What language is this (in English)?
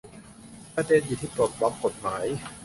Thai